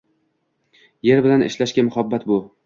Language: Uzbek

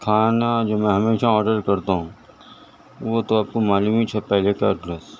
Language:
Urdu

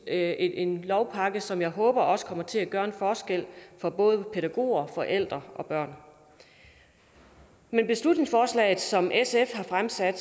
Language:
Danish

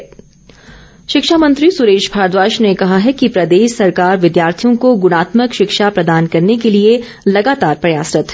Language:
Hindi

